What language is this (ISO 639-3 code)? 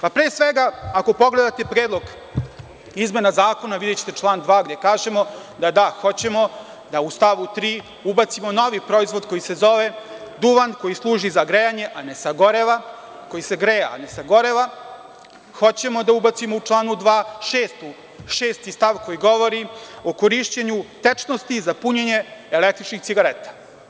srp